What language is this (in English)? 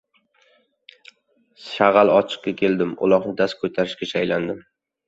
Uzbek